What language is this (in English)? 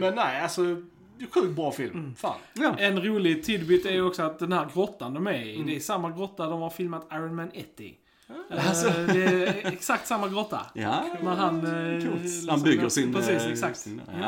Swedish